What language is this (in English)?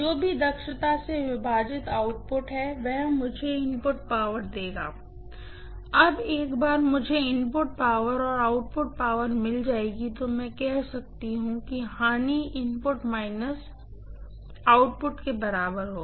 Hindi